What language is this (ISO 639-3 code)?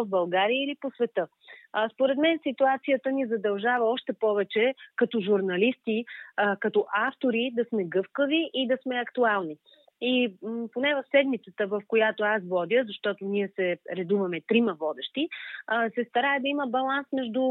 bul